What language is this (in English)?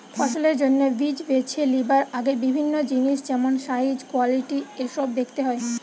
Bangla